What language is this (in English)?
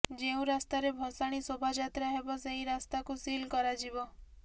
Odia